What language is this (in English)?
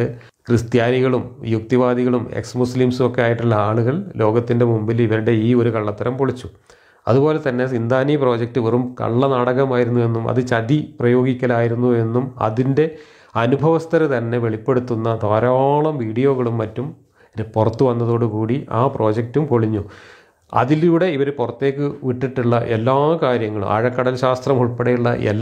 Malayalam